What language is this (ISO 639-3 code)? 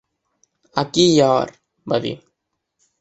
cat